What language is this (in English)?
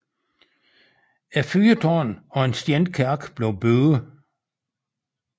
Danish